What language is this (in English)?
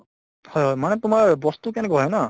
Assamese